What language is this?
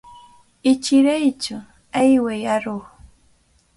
Cajatambo North Lima Quechua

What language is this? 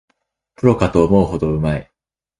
Japanese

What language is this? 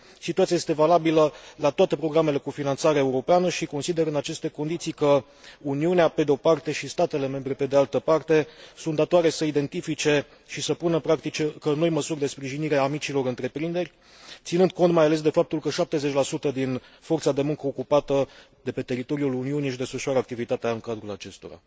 Romanian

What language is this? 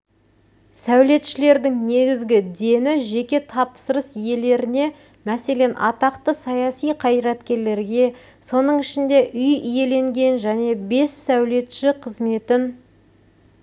Kazakh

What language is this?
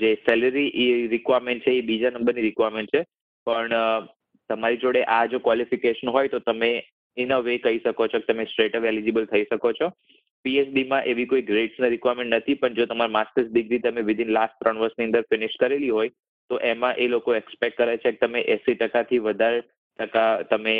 Gujarati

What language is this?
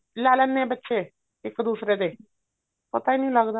Punjabi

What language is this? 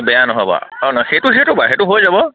Assamese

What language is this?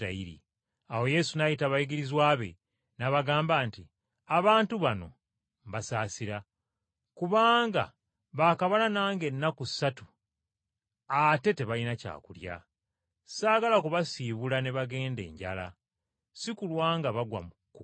Ganda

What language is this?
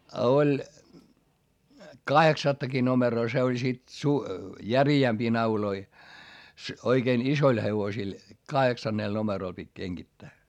Finnish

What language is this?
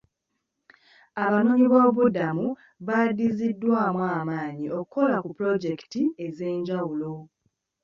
Ganda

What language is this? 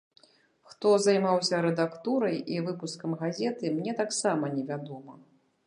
Belarusian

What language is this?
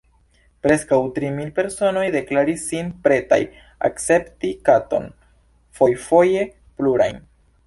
Esperanto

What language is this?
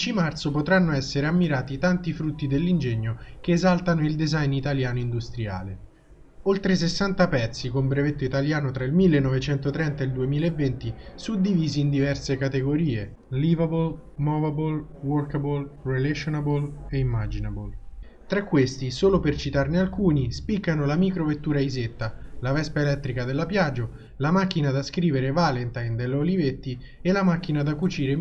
Italian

